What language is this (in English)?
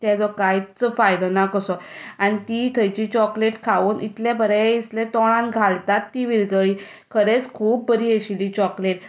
Konkani